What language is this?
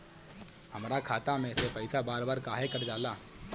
Bhojpuri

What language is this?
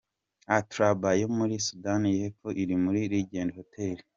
Kinyarwanda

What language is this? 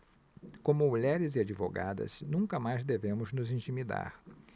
Portuguese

